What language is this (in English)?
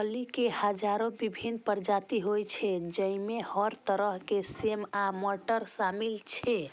Maithili